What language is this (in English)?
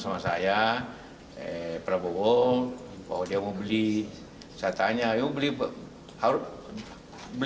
Indonesian